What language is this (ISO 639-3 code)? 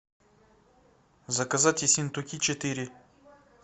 rus